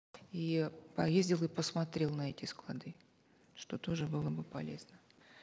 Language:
Kazakh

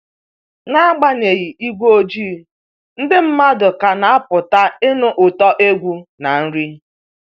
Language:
Igbo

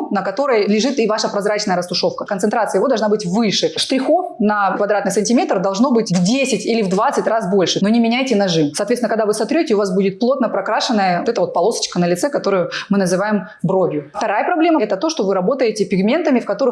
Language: Russian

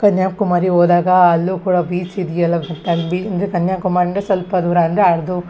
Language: Kannada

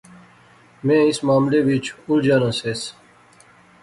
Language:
Pahari-Potwari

